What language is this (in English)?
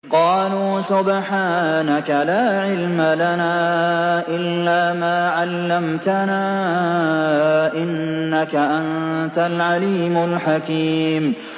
Arabic